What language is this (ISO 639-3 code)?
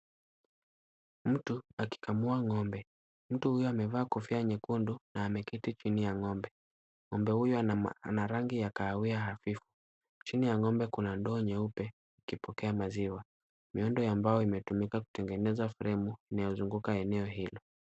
swa